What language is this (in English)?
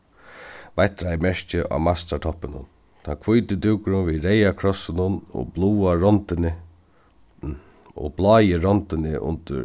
Faroese